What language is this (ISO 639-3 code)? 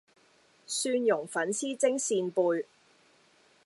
yue